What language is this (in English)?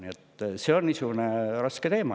Estonian